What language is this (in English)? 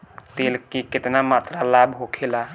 Bhojpuri